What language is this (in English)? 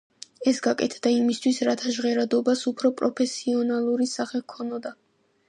Georgian